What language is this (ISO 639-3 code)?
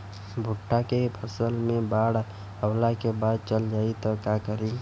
bho